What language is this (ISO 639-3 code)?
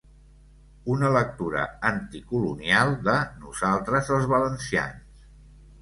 cat